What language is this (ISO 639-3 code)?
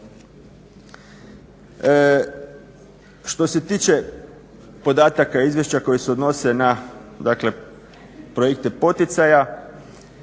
hrv